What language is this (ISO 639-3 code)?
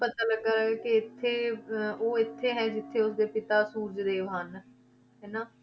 pan